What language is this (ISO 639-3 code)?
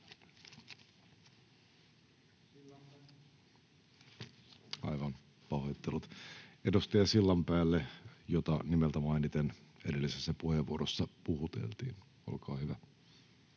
fin